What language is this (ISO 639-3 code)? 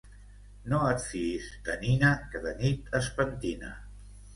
cat